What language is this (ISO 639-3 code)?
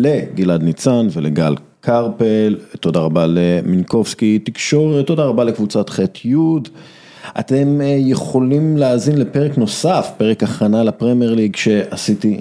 heb